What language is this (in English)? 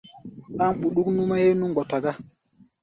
Gbaya